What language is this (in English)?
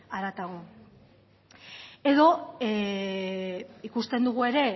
Basque